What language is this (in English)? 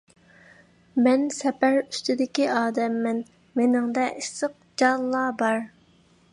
Uyghur